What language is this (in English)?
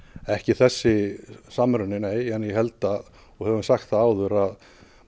Icelandic